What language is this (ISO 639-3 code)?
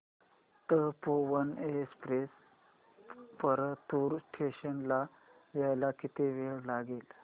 mar